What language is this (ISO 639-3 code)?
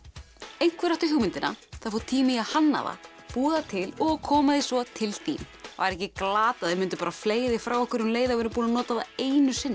isl